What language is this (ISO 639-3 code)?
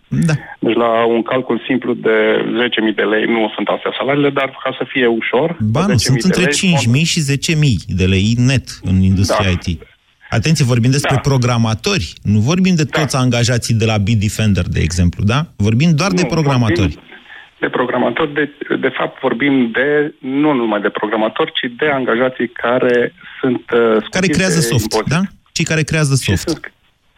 ron